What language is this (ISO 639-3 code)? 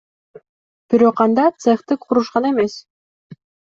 kir